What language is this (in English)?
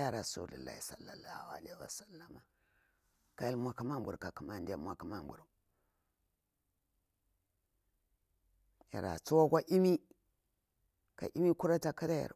Bura-Pabir